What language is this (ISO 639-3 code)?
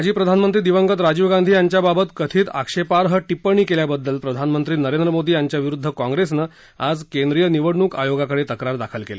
mar